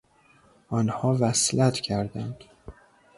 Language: Persian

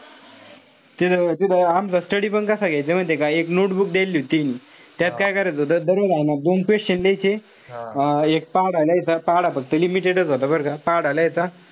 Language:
Marathi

